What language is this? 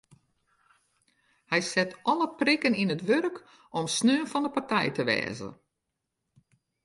Western Frisian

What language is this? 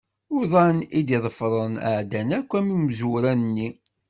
Kabyle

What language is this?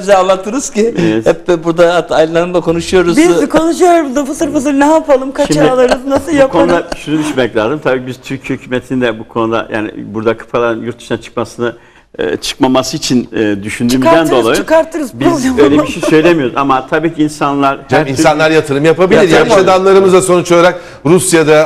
Turkish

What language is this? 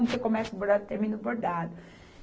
Portuguese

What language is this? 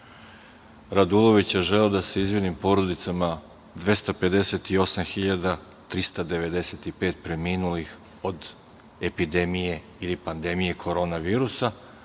Serbian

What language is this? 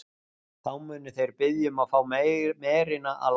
Icelandic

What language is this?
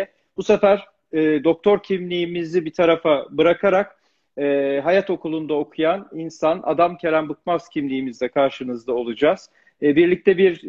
Turkish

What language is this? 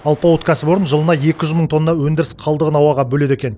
Kazakh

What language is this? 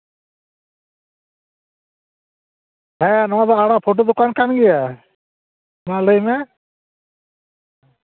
Santali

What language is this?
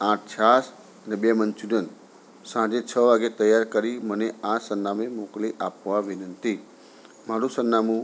Gujarati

